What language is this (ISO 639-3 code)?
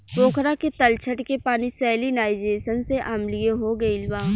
bho